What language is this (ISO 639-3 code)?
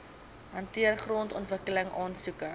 afr